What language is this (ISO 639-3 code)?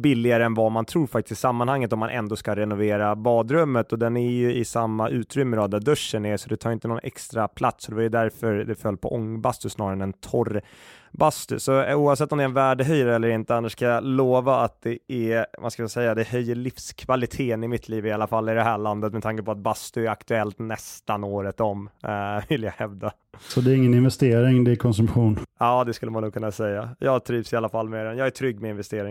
swe